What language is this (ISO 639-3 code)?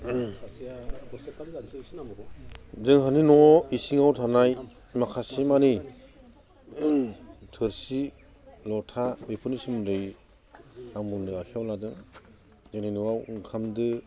brx